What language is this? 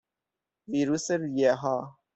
Persian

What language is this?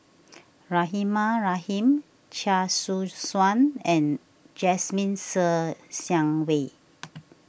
English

